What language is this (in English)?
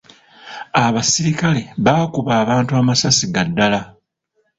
Ganda